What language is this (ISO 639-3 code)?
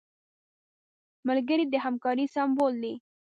pus